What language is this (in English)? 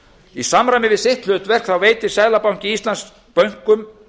Icelandic